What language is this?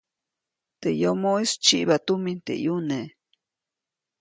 Copainalá Zoque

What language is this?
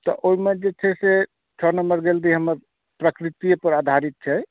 Maithili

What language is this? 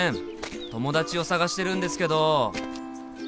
Japanese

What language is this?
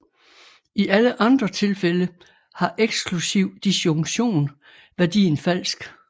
Danish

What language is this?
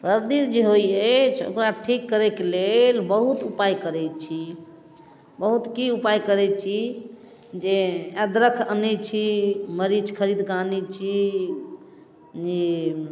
Maithili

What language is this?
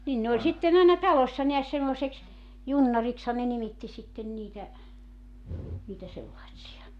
Finnish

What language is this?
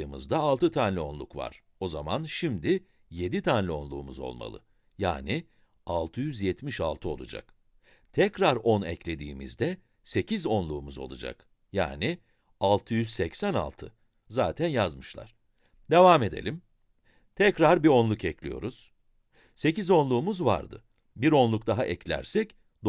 Turkish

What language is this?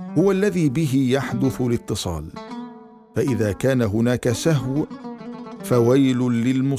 Arabic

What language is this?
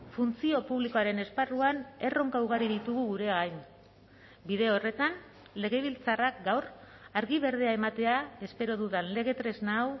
Basque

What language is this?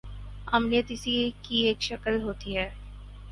Urdu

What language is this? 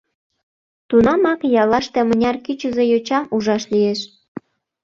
Mari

